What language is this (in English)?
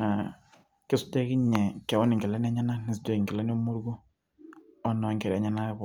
Masai